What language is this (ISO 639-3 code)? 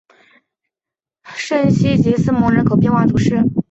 zho